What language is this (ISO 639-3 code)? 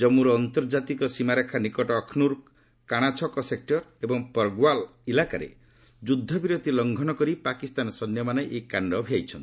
ori